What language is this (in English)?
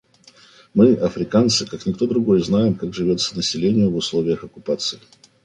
Russian